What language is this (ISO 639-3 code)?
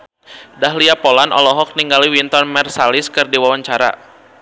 sun